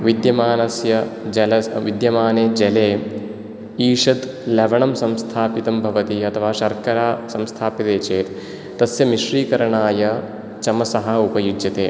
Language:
Sanskrit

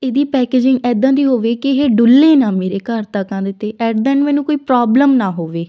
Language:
Punjabi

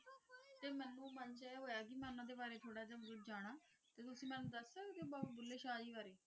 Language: Punjabi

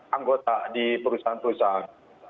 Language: Indonesian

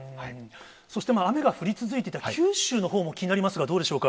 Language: Japanese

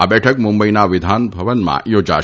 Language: Gujarati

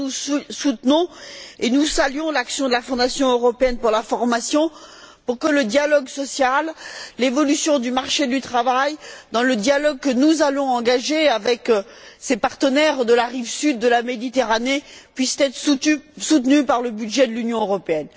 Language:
French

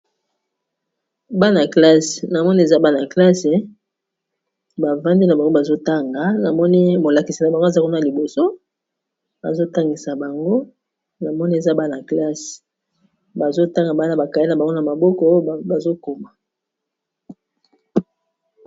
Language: Lingala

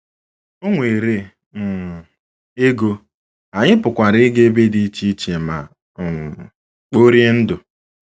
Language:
Igbo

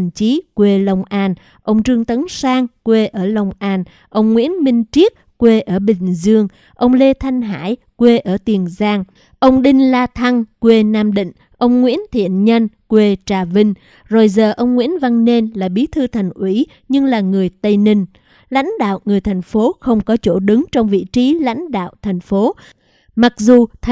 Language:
Vietnamese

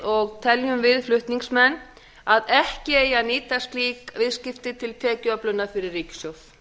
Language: Icelandic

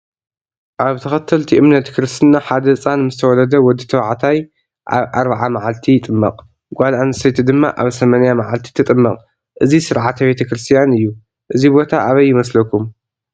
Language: Tigrinya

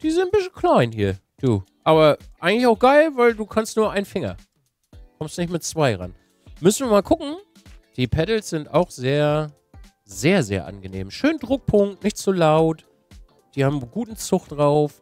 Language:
German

